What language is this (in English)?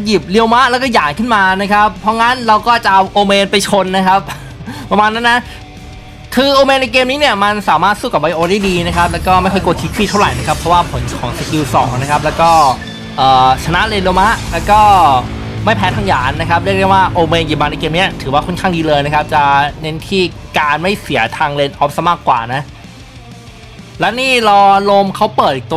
Thai